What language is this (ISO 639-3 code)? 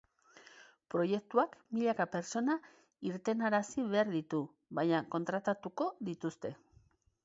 eus